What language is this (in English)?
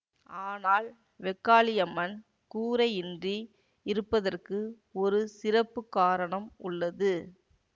Tamil